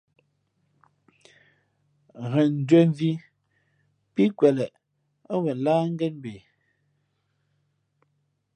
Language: Fe'fe'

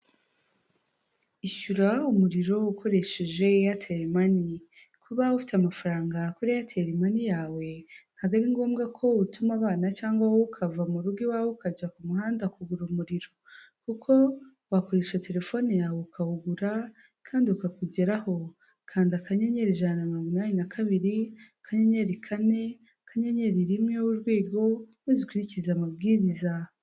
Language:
Kinyarwanda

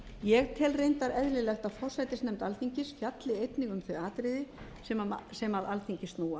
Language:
Icelandic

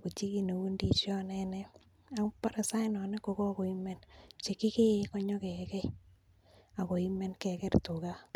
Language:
Kalenjin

